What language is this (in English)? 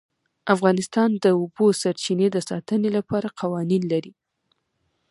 Pashto